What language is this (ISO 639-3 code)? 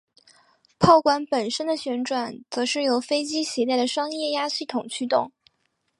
zho